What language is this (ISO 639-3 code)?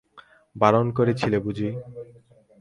ben